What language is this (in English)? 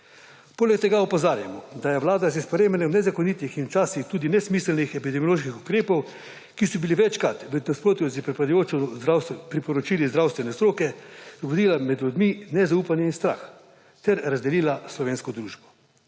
Slovenian